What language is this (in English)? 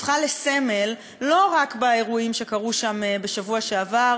Hebrew